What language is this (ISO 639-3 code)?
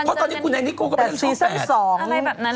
tha